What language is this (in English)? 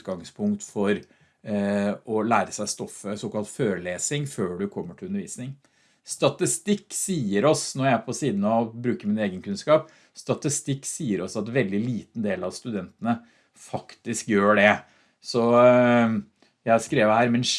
Norwegian